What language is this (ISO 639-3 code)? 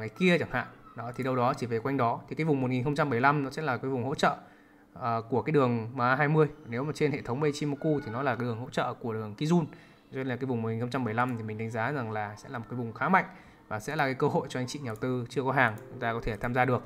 vie